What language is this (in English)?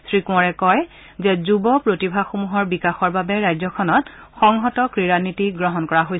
Assamese